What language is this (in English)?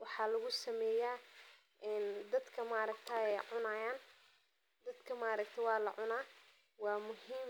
Somali